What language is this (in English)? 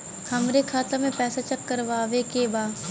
Bhojpuri